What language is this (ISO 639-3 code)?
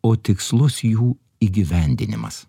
lit